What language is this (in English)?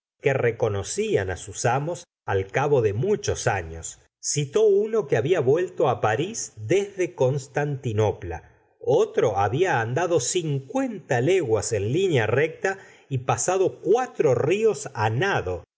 Spanish